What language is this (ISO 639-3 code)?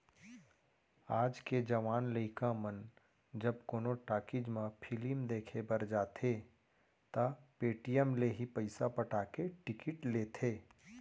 hne